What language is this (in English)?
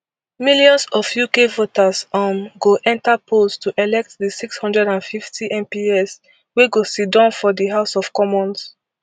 Nigerian Pidgin